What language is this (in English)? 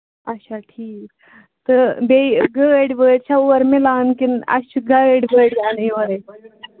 Kashmiri